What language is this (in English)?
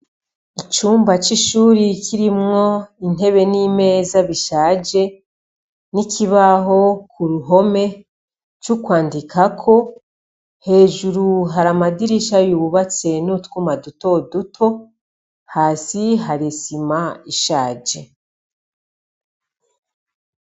Rundi